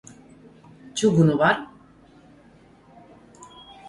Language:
Latvian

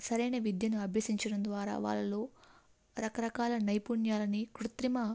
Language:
Telugu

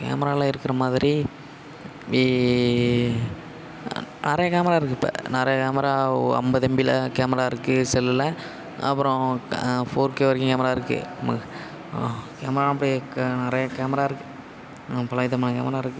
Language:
Tamil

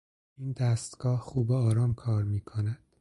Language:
Persian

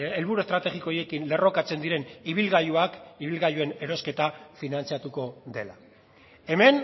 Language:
Basque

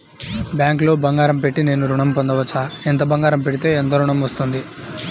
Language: Telugu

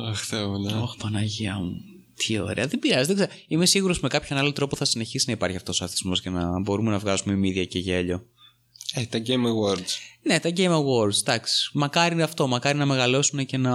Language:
Greek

